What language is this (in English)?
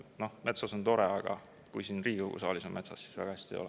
Estonian